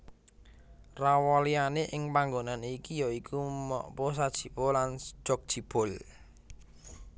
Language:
Javanese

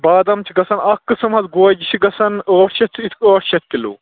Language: Kashmiri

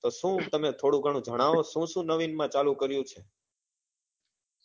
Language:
Gujarati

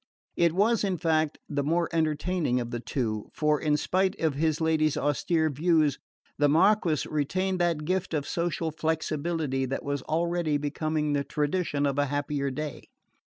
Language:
English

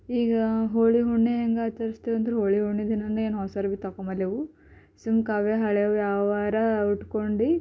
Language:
Kannada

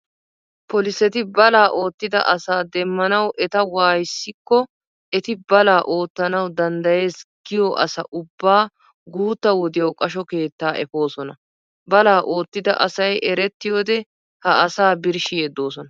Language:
Wolaytta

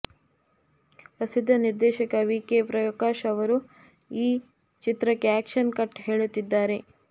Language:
Kannada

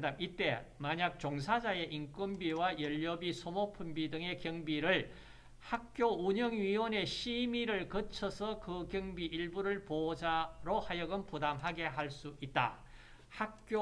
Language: Korean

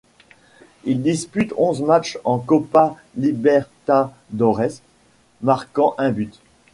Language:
French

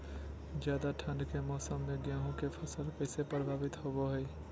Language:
Magahi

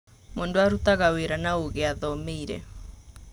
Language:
Kikuyu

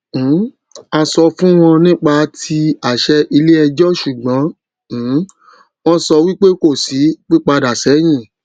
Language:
Yoruba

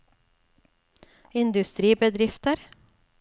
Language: Norwegian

